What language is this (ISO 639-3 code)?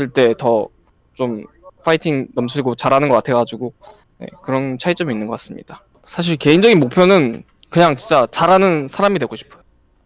kor